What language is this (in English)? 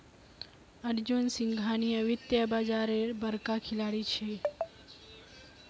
Magahi